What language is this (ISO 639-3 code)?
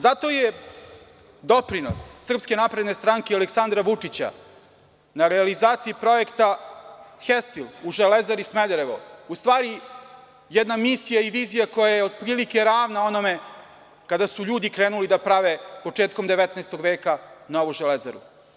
srp